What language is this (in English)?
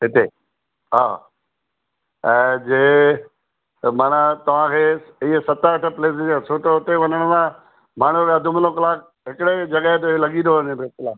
Sindhi